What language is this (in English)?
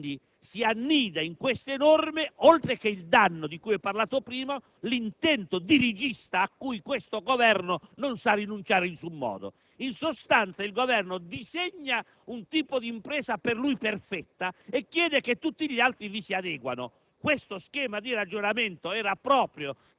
Italian